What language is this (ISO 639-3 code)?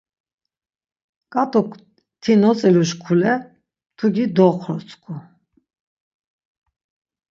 lzz